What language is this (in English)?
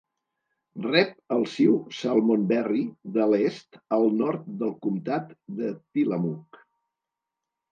Catalan